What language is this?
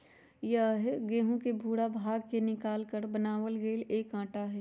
Magahi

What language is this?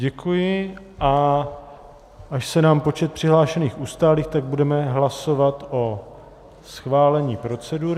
Czech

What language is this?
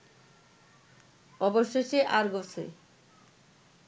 Bangla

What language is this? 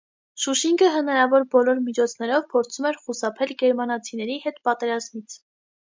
Armenian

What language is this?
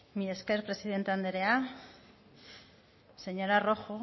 Basque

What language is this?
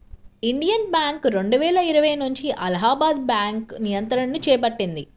Telugu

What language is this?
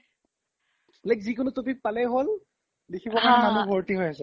Assamese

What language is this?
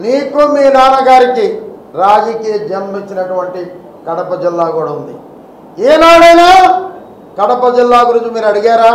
Telugu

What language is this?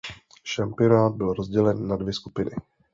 Czech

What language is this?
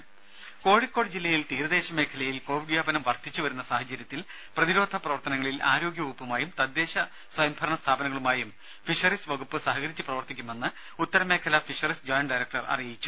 Malayalam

